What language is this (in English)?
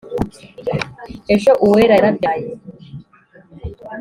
Kinyarwanda